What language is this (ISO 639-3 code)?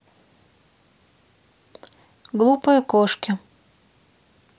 rus